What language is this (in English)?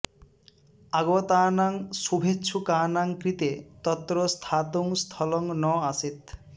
Sanskrit